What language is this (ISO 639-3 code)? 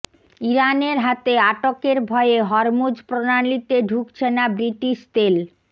ben